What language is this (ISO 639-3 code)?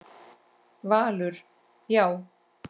isl